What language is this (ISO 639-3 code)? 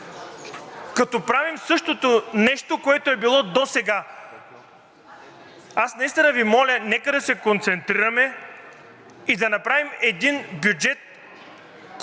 bul